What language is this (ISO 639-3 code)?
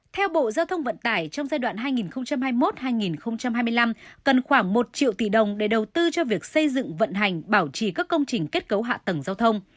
vie